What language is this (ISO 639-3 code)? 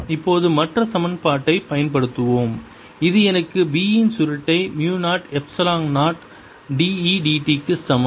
tam